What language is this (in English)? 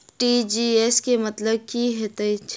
Maithili